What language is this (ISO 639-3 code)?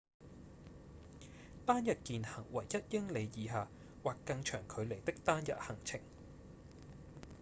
yue